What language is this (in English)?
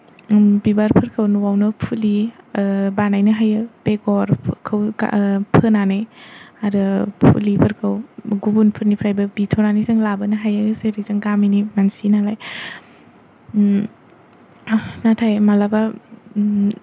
Bodo